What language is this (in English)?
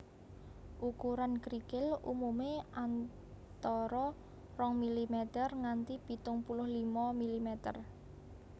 Javanese